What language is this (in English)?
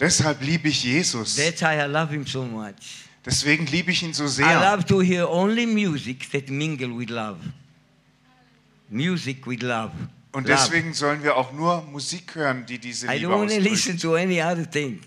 German